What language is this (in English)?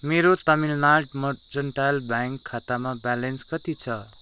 Nepali